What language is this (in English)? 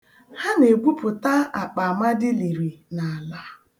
Igbo